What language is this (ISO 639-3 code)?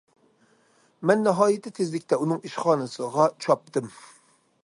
uig